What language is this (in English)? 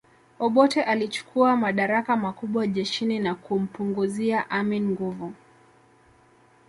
Swahili